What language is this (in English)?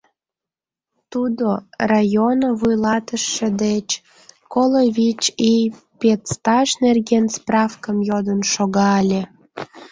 Mari